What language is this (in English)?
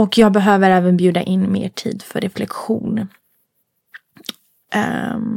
Swedish